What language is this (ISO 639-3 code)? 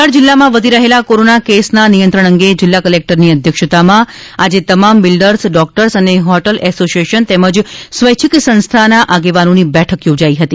guj